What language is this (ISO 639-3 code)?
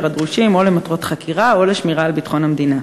heb